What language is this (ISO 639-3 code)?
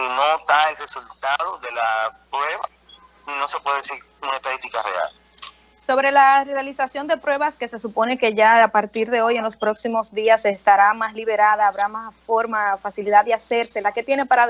spa